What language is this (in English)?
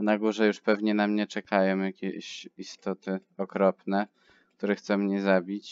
Polish